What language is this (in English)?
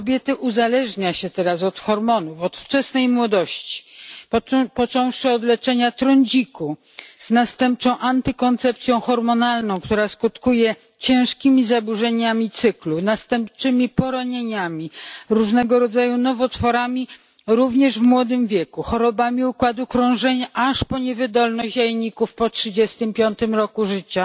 Polish